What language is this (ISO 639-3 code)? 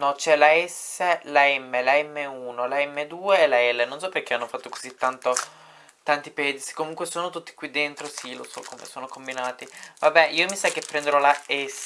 ita